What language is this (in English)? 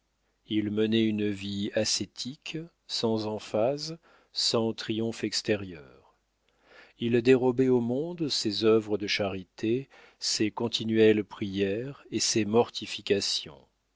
French